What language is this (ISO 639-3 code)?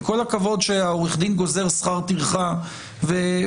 heb